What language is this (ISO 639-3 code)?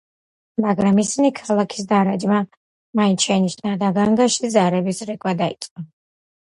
kat